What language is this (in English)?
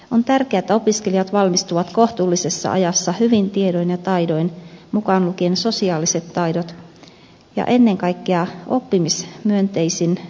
Finnish